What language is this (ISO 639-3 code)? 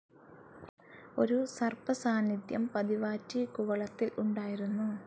mal